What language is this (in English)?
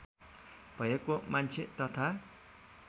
Nepali